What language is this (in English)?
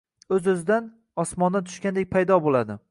Uzbek